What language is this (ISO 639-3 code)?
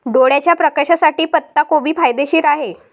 mar